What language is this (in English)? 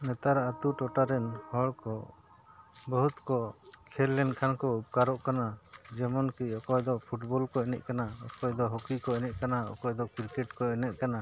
Santali